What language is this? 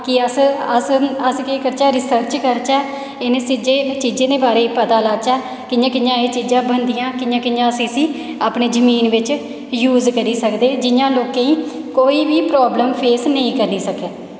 Dogri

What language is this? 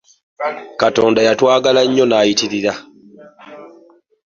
Ganda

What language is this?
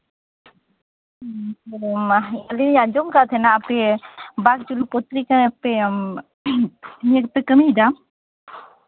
Santali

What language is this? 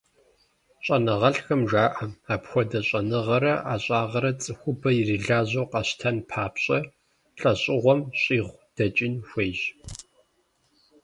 Kabardian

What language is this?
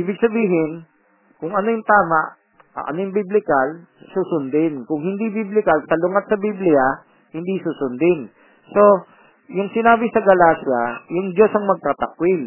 Filipino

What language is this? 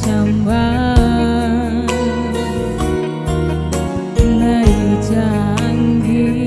Indonesian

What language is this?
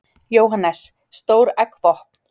Icelandic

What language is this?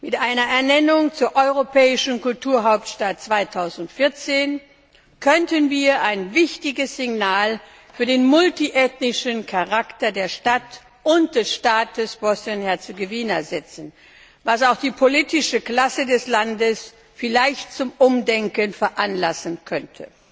German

